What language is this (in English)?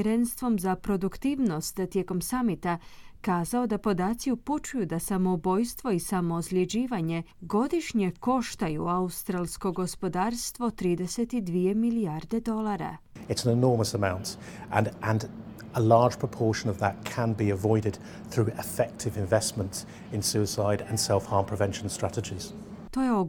Croatian